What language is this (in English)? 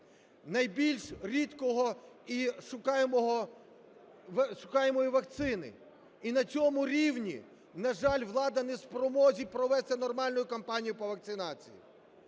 Ukrainian